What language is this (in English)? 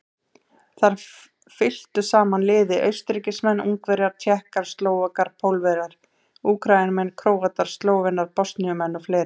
Icelandic